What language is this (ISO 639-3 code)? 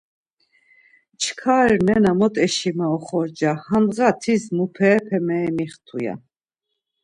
lzz